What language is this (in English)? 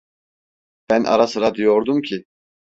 Turkish